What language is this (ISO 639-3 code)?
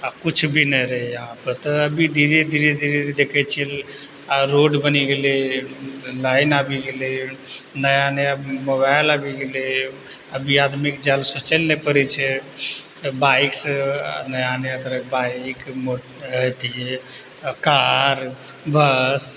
mai